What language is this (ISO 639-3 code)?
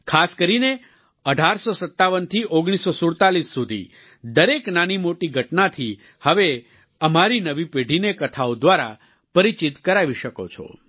guj